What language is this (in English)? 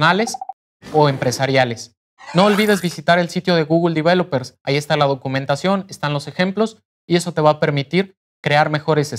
Spanish